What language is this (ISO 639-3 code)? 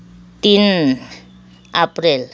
nep